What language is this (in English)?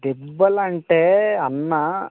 Telugu